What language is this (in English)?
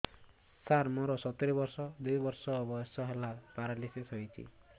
Odia